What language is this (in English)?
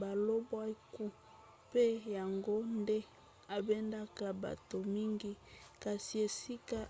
Lingala